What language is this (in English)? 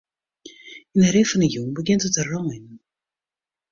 Western Frisian